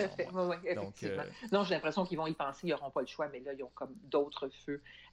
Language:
French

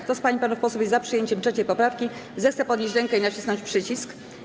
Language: Polish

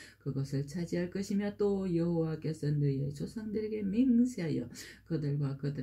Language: Korean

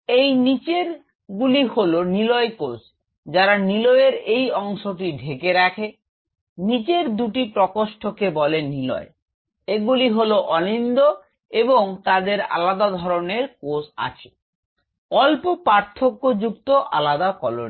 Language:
Bangla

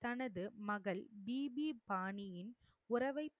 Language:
Tamil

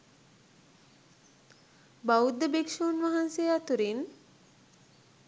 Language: Sinhala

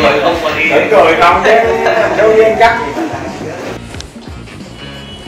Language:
Vietnamese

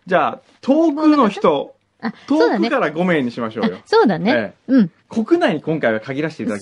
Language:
Japanese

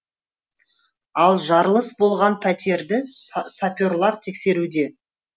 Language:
Kazakh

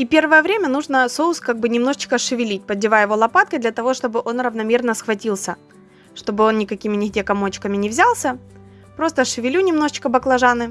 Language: Russian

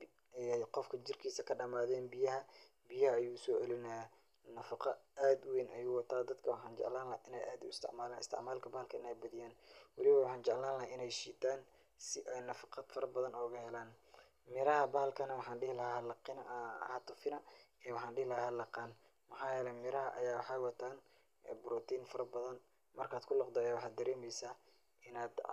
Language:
Somali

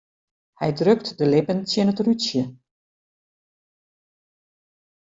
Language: Western Frisian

